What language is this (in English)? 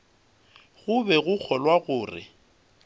Northern Sotho